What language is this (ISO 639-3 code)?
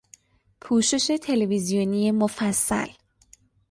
fas